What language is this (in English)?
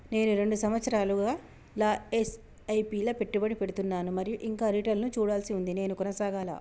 Telugu